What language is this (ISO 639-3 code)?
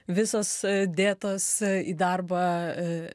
lit